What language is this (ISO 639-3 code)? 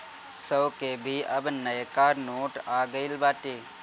bho